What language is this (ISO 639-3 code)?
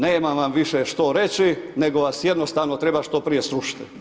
hrv